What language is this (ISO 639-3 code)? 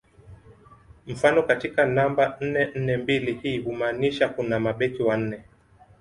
swa